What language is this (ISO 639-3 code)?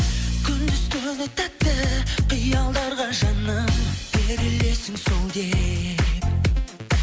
kaz